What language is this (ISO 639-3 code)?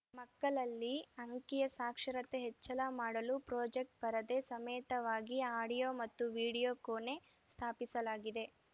kan